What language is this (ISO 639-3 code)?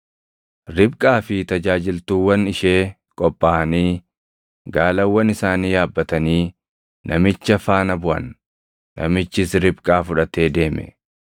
orm